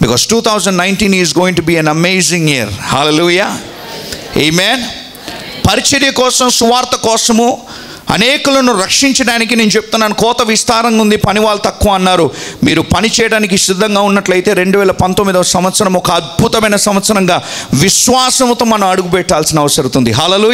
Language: Telugu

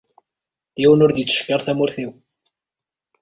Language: Kabyle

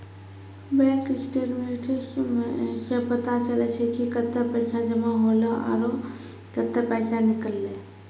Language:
Maithili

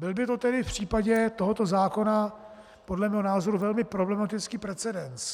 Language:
Czech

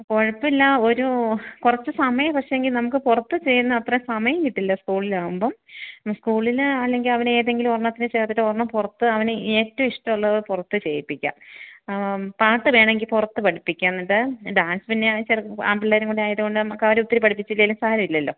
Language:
Malayalam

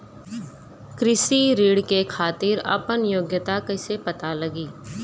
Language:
Bhojpuri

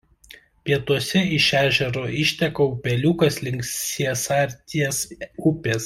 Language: Lithuanian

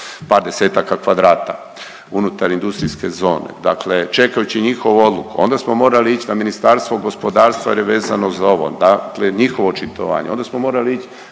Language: Croatian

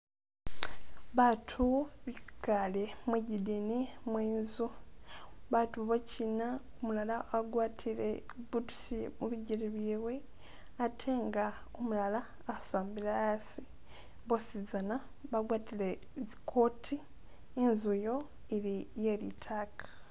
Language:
Masaaba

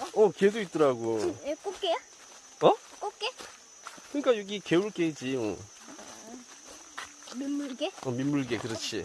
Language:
Korean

